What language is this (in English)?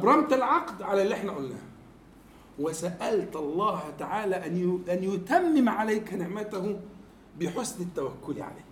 Arabic